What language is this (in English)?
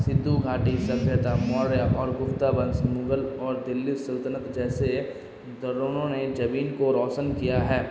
Urdu